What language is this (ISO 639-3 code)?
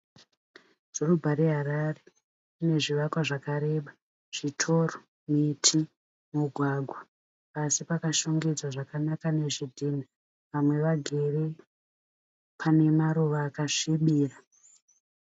sna